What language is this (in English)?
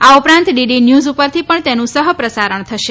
Gujarati